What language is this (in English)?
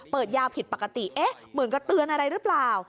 Thai